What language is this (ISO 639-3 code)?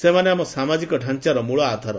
ori